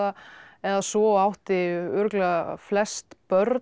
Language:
Icelandic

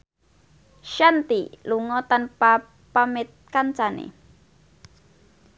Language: Javanese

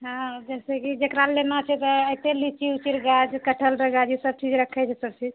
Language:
Maithili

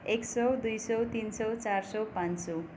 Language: Nepali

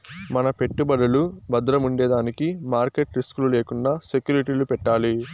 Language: Telugu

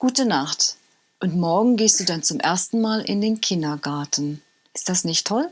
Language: German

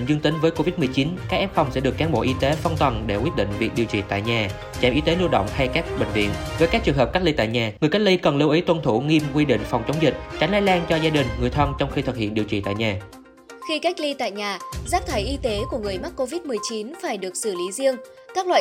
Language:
Vietnamese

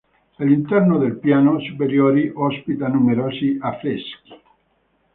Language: Italian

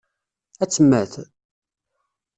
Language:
Kabyle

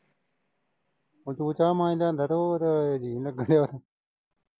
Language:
Punjabi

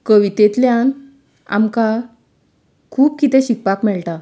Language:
Konkani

